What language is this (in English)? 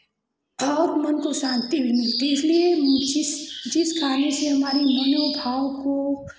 Hindi